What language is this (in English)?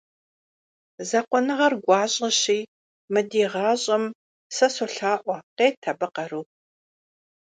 Kabardian